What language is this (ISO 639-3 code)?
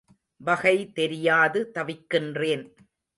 tam